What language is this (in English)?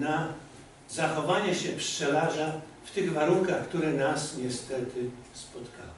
Polish